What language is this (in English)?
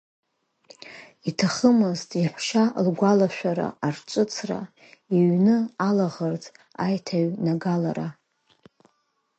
Abkhazian